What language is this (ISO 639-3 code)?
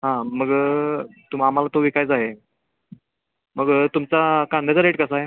mar